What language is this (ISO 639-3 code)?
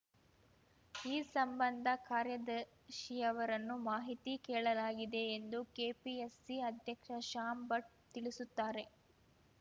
kan